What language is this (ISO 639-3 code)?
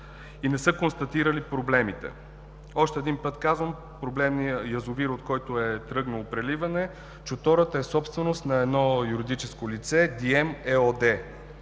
bul